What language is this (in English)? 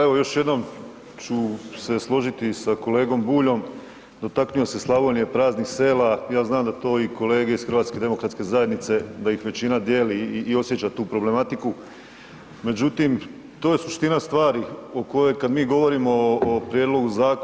Croatian